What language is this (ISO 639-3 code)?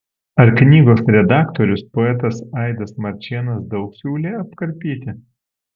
lit